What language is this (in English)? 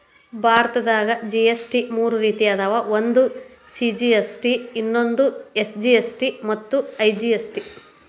Kannada